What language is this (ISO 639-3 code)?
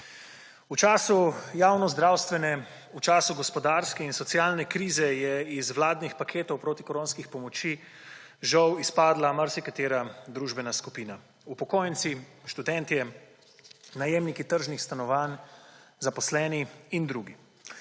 slv